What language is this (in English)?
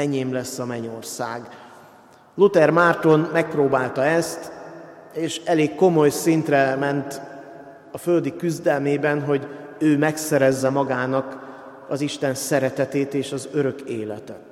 Hungarian